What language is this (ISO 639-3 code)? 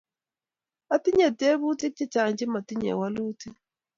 kln